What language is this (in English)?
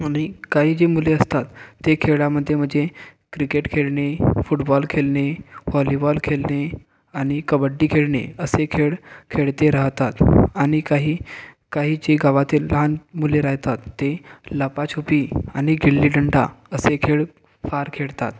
Marathi